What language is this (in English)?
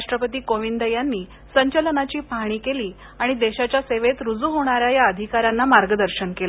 Marathi